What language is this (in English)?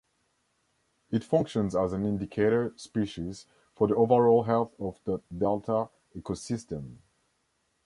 English